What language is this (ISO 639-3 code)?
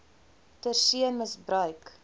afr